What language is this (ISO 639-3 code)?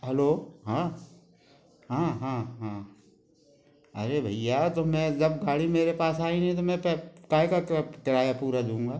hin